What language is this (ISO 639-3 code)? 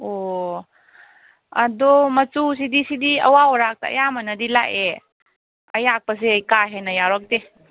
mni